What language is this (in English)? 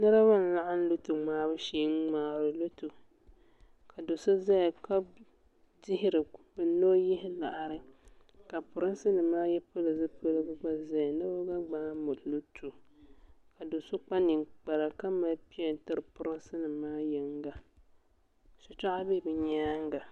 Dagbani